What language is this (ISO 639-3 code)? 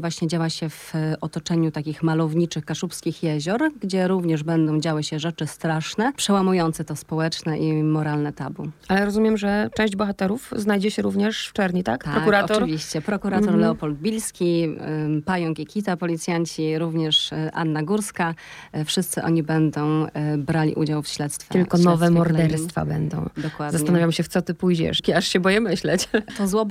pol